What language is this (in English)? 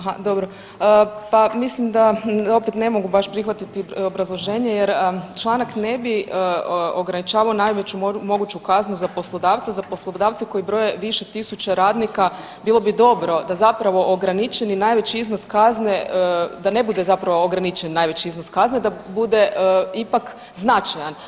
Croatian